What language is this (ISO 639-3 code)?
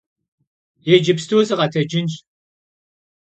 kbd